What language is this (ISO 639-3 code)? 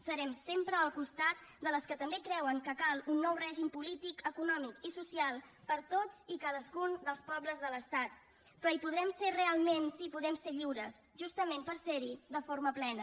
cat